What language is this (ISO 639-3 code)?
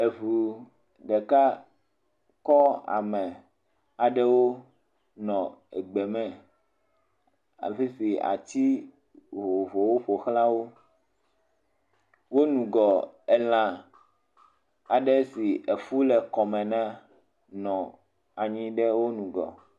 ewe